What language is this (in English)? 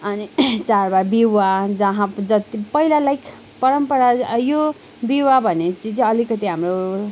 Nepali